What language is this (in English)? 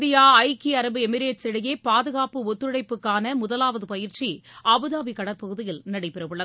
Tamil